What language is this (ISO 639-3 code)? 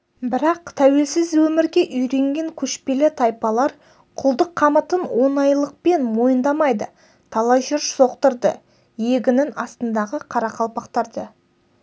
kaz